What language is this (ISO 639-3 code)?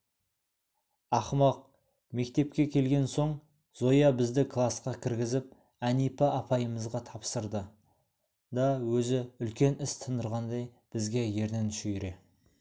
kaz